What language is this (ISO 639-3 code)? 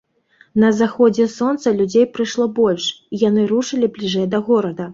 bel